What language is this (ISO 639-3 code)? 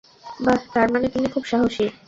ben